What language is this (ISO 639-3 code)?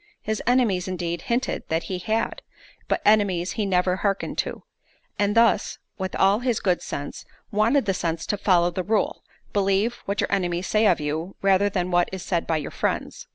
eng